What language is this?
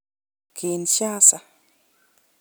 Kalenjin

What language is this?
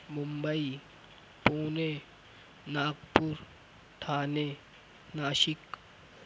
Urdu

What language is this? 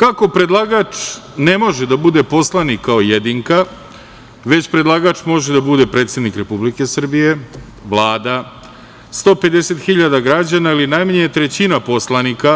Serbian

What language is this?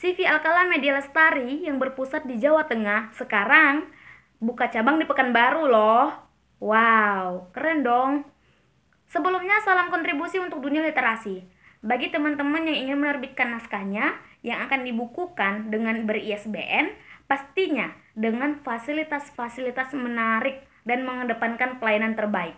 Indonesian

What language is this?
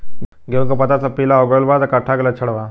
Bhojpuri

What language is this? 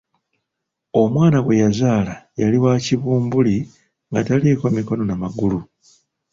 Ganda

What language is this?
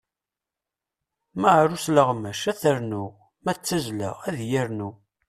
Kabyle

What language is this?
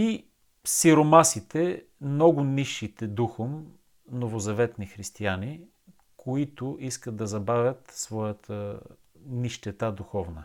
Bulgarian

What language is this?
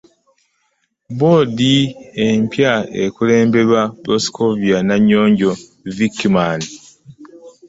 Ganda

